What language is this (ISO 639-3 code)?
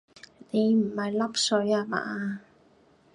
yue